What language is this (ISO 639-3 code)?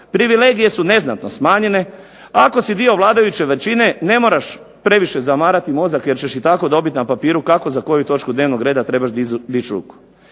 hrv